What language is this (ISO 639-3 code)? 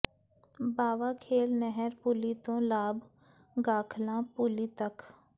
pan